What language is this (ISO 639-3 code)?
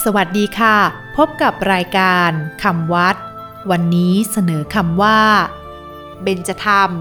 tha